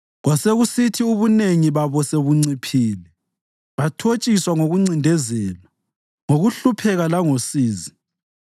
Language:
North Ndebele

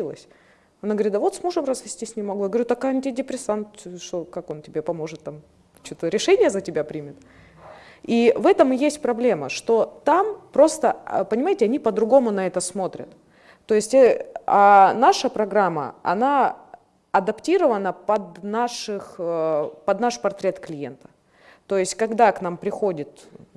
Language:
Russian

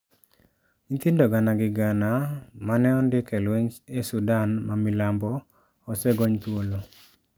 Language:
Luo (Kenya and Tanzania)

